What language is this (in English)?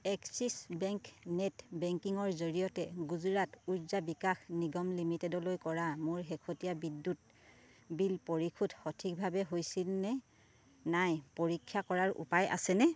Assamese